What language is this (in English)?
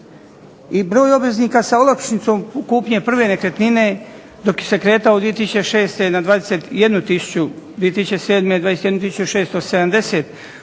Croatian